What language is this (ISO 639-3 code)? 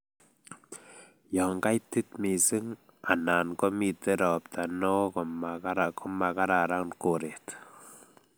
kln